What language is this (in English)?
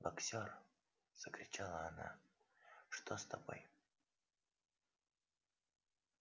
Russian